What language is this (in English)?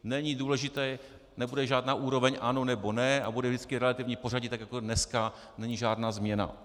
Czech